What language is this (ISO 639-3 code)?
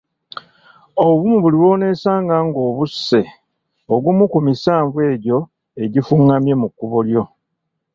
lug